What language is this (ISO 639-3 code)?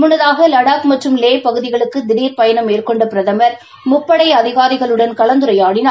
tam